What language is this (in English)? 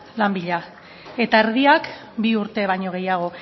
Basque